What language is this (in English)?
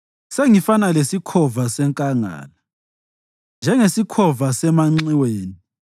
North Ndebele